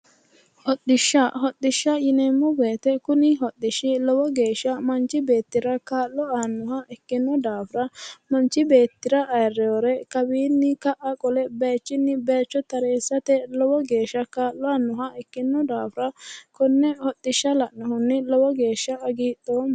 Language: Sidamo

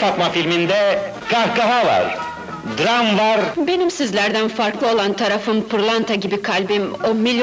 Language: Turkish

